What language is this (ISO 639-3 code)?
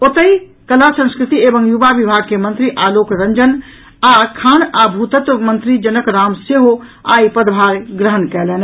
mai